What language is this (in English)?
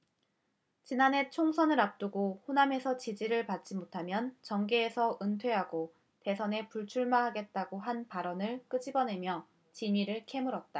Korean